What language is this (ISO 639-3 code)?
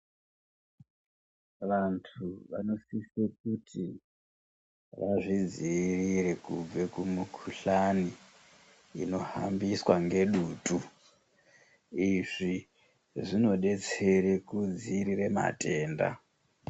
ndc